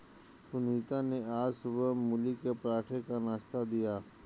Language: Hindi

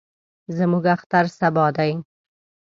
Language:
Pashto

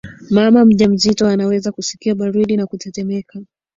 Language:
Swahili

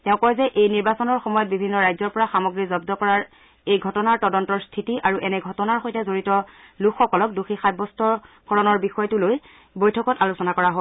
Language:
Assamese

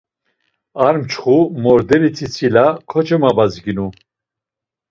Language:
Laz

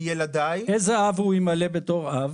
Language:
Hebrew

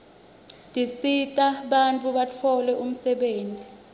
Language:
Swati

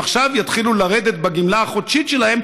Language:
Hebrew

